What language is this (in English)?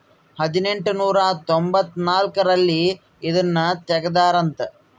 Kannada